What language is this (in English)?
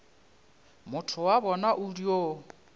Northern Sotho